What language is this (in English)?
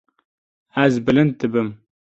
Kurdish